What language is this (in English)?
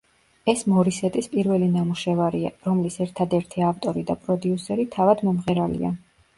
Georgian